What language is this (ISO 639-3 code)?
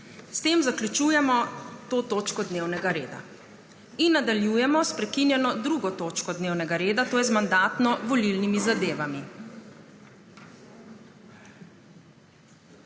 slv